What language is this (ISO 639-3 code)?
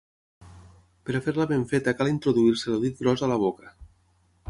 cat